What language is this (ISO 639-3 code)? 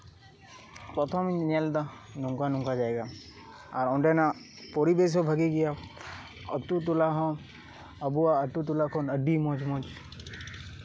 sat